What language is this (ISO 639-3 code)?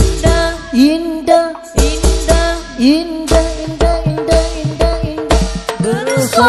ara